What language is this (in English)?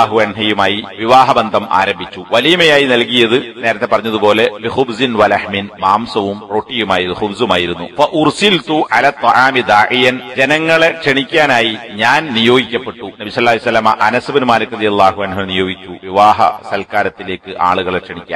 Arabic